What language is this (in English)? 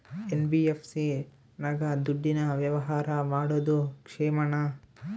Kannada